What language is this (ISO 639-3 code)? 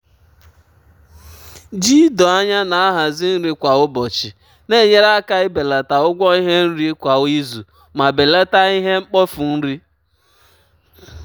ibo